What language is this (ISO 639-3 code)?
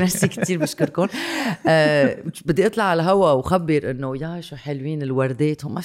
ara